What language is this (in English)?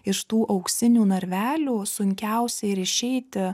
Lithuanian